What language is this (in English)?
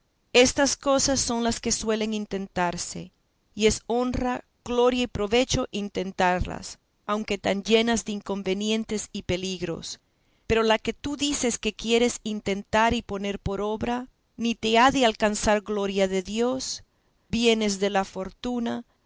Spanish